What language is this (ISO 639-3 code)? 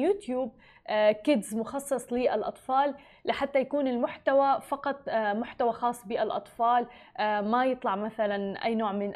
ara